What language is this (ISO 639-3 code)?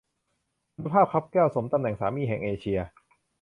tha